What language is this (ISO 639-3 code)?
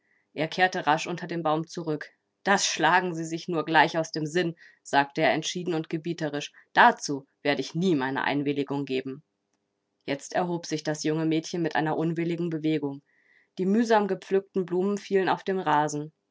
deu